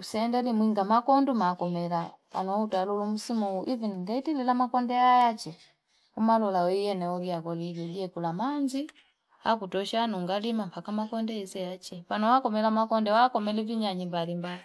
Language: Fipa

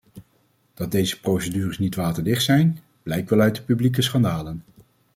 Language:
Dutch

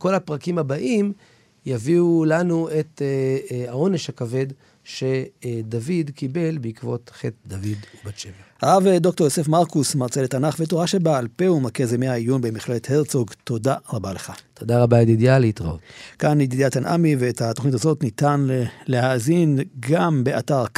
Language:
Hebrew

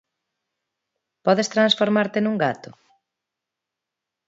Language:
Galician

